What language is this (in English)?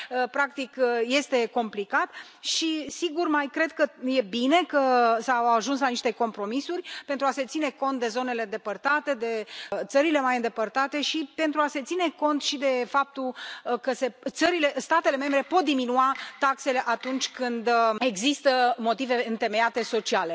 Romanian